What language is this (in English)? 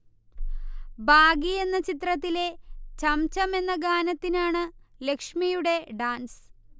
Malayalam